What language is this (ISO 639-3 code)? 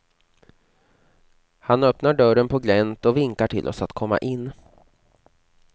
swe